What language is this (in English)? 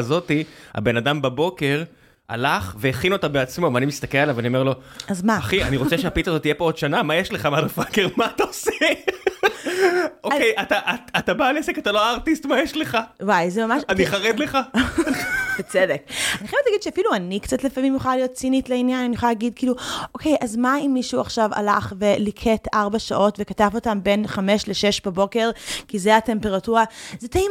Hebrew